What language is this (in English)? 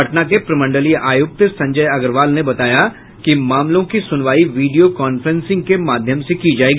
Hindi